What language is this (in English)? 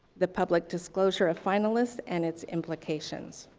English